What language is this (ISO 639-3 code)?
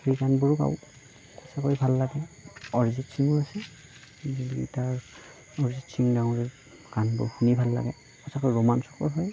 asm